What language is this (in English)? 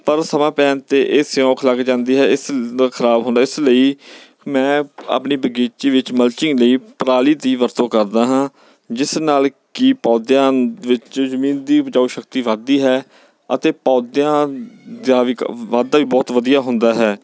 Punjabi